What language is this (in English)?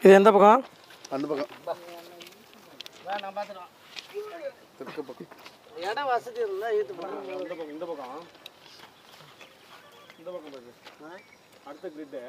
Indonesian